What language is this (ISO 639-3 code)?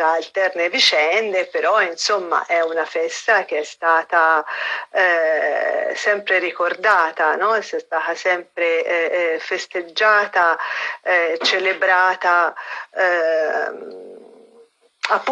ita